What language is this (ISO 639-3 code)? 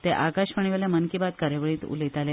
kok